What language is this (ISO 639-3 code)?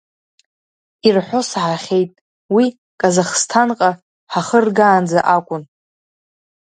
abk